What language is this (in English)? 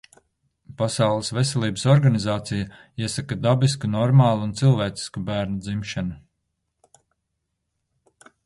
Latvian